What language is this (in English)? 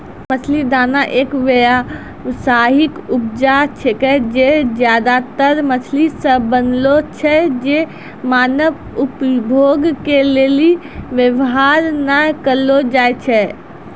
Maithili